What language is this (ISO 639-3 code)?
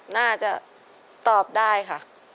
tha